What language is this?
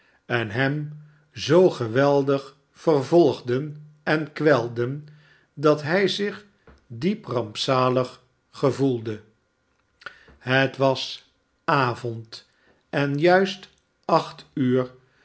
Dutch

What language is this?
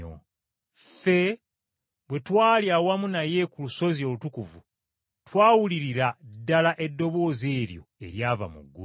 Ganda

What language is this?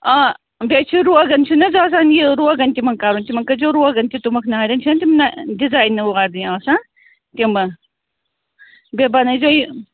Kashmiri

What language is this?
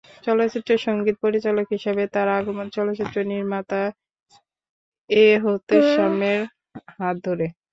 Bangla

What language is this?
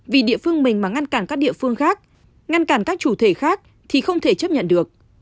Vietnamese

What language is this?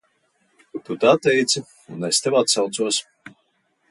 Latvian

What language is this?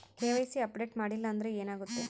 Kannada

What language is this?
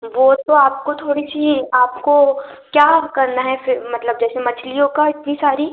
Hindi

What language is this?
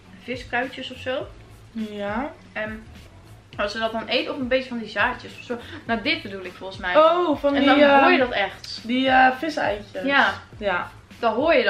Dutch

